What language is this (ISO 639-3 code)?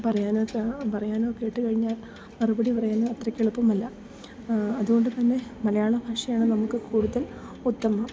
mal